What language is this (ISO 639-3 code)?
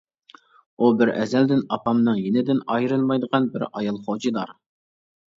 uig